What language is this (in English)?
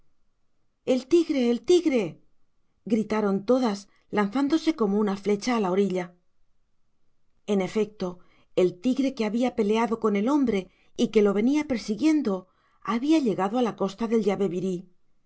Spanish